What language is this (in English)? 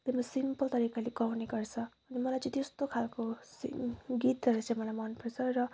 Nepali